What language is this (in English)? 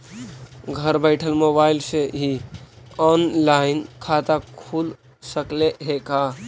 Magahi